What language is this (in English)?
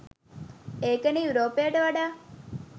Sinhala